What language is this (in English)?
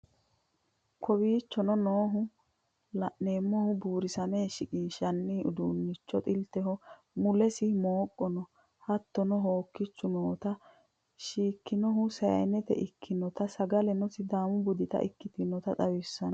Sidamo